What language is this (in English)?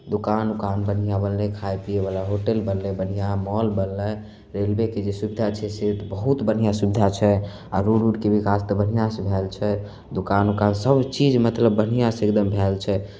Maithili